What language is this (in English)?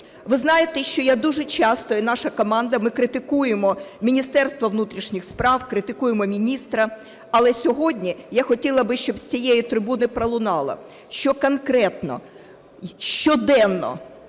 Ukrainian